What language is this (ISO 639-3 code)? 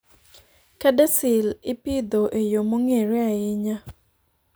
luo